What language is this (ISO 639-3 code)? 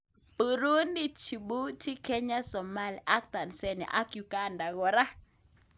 kln